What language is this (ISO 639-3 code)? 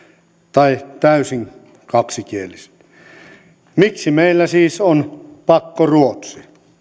fin